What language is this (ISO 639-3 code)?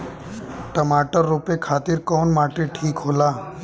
bho